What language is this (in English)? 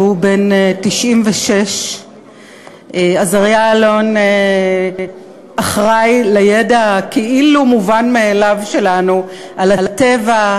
Hebrew